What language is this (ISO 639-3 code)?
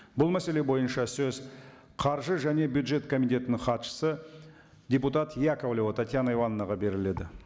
kaz